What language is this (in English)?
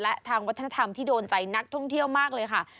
Thai